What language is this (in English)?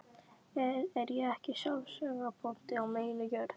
Icelandic